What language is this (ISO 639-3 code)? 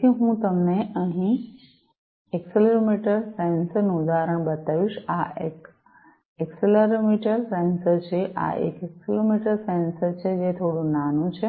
guj